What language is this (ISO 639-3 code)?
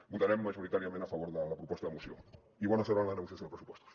cat